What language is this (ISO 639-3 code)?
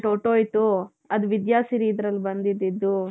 kan